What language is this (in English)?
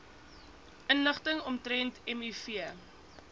Afrikaans